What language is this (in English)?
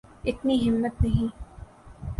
Urdu